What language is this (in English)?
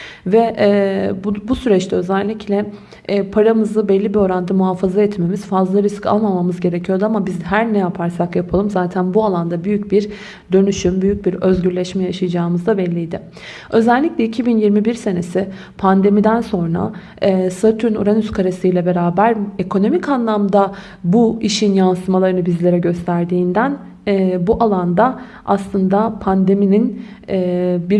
Turkish